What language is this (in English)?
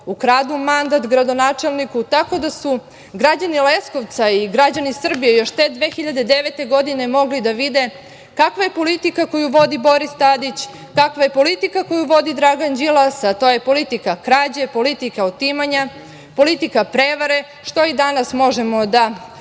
Serbian